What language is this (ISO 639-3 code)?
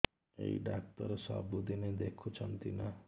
ori